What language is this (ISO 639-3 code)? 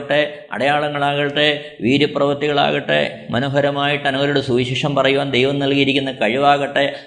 mal